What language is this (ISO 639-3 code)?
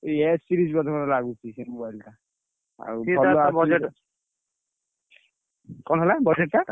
ori